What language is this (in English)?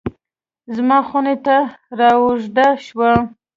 Pashto